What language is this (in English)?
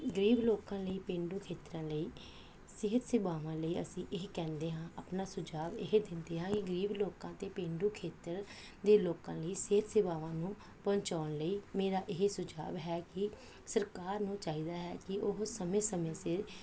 Punjabi